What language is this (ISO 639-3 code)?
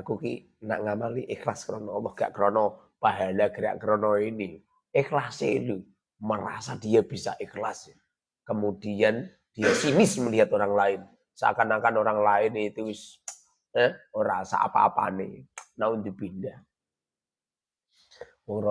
ind